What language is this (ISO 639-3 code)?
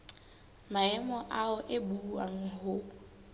sot